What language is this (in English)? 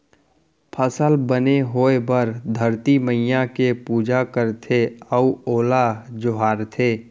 Chhattisgarhi